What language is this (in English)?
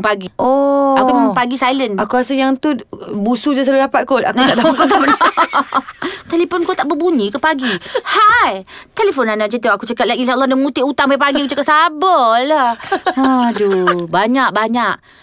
Malay